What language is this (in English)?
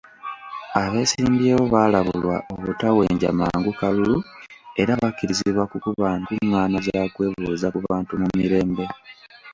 Ganda